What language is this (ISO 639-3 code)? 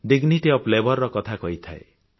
ori